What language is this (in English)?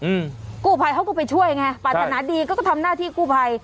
Thai